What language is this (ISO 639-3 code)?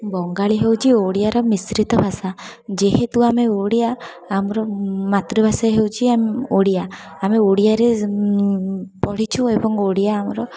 ori